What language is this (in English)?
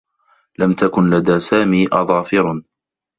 Arabic